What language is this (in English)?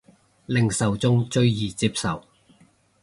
Cantonese